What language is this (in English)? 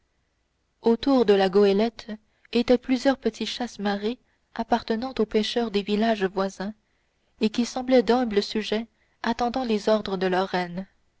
French